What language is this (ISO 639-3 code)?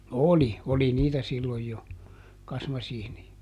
fin